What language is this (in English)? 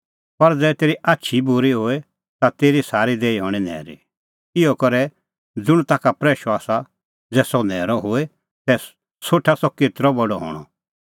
Kullu Pahari